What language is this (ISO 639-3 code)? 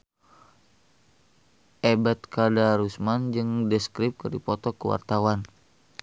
sun